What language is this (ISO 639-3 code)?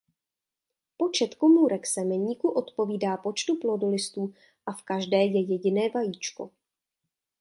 ces